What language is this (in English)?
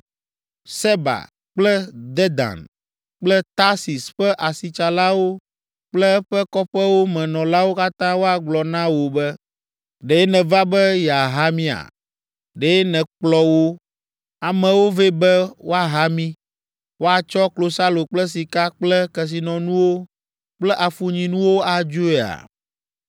Ewe